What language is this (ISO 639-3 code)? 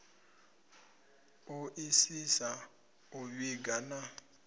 ven